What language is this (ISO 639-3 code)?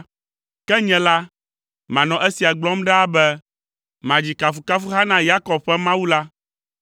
ewe